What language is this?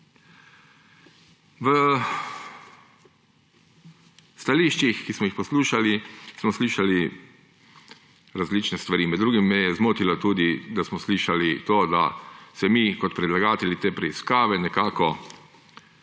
Slovenian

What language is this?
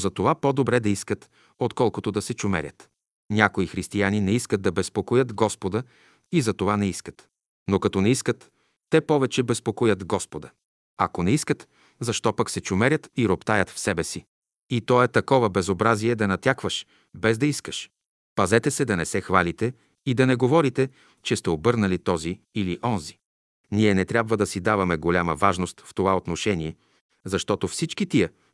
Bulgarian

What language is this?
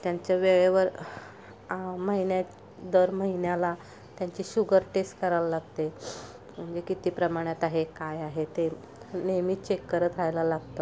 Marathi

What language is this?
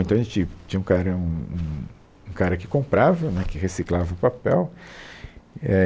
Portuguese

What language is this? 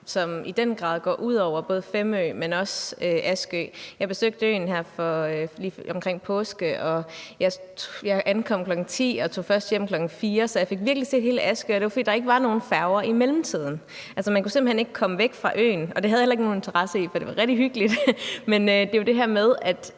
Danish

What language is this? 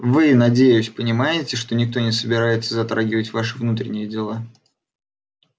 Russian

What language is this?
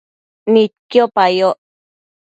Matsés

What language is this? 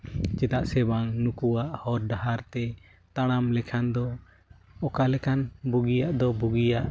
Santali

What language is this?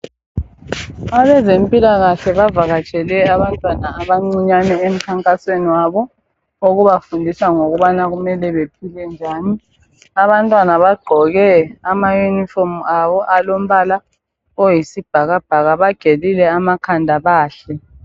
North Ndebele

